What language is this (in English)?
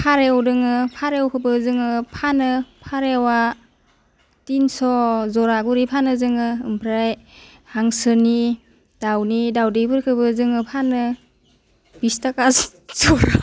Bodo